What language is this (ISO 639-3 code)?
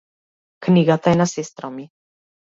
mkd